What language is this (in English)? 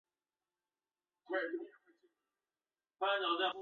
Chinese